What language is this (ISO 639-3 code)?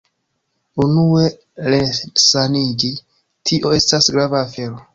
epo